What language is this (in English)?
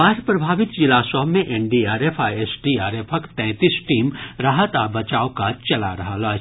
Maithili